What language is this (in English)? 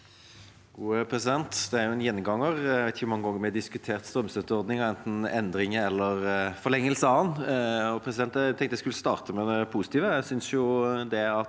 Norwegian